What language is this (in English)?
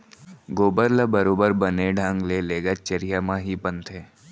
Chhattisgarhi